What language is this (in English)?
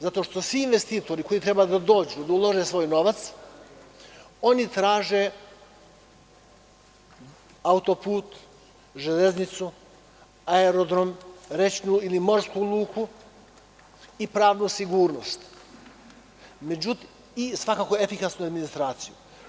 Serbian